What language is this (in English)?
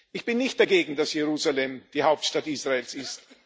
German